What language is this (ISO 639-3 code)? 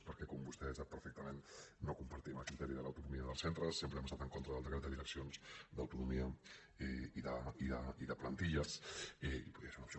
cat